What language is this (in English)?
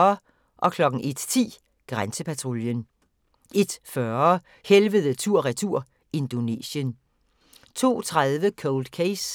Danish